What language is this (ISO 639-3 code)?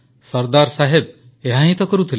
ori